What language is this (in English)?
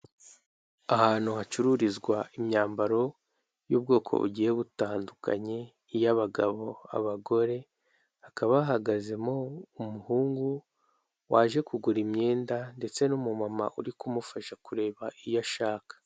Kinyarwanda